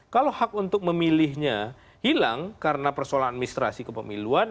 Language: Indonesian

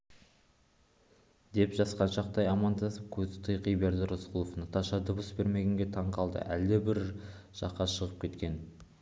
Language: Kazakh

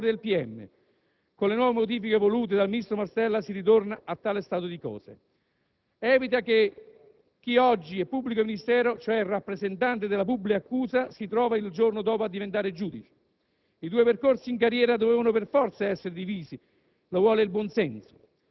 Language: Italian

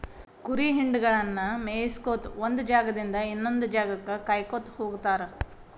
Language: Kannada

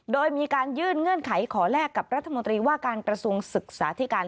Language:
Thai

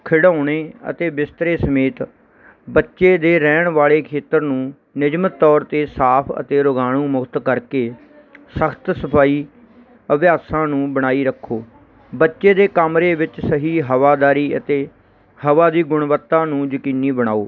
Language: Punjabi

